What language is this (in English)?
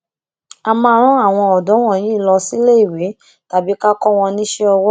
Yoruba